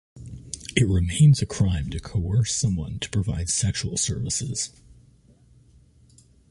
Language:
English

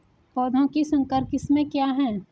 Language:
Hindi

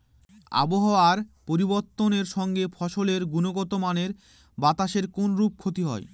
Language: Bangla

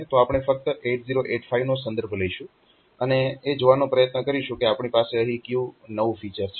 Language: Gujarati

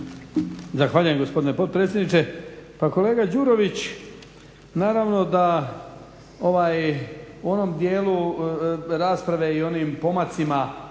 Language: Croatian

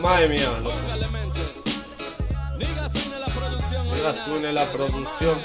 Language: Spanish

